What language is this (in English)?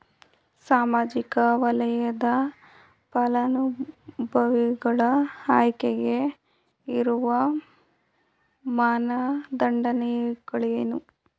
Kannada